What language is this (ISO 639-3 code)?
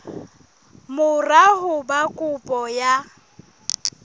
sot